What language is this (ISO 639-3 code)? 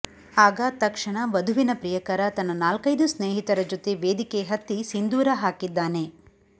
kan